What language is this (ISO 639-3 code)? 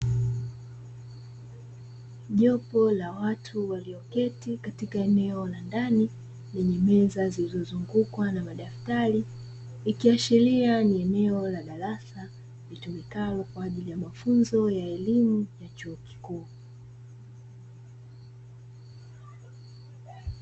swa